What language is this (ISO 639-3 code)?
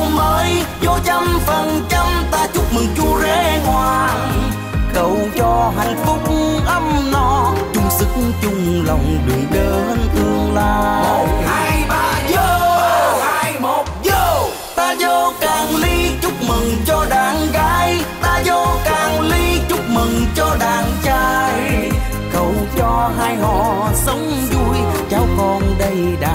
vie